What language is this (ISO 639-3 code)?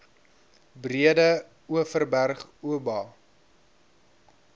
afr